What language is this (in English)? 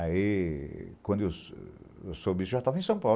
Portuguese